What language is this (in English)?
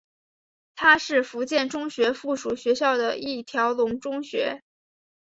Chinese